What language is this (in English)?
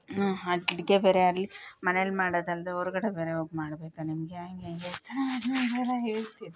Kannada